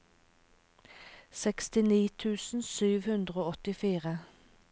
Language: Norwegian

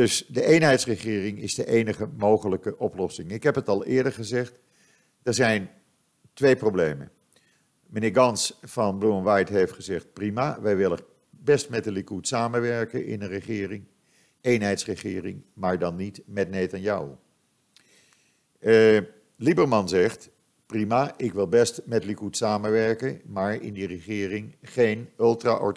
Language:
Dutch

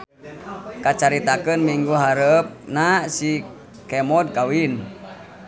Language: Sundanese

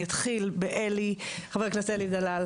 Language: Hebrew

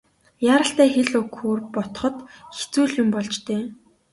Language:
Mongolian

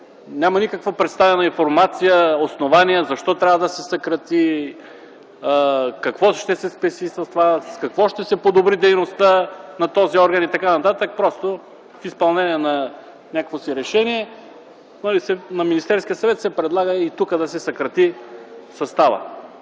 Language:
Bulgarian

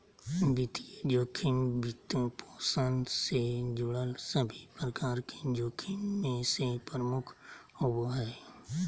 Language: Magahi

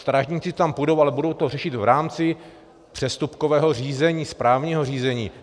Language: Czech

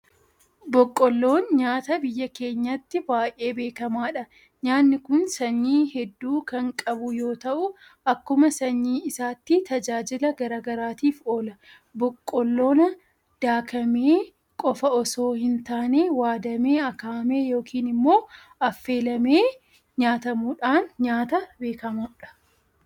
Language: Oromo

